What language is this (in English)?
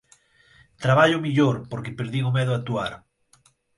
Galician